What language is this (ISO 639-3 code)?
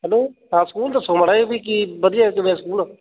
pan